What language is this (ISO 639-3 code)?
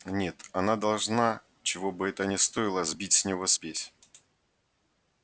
rus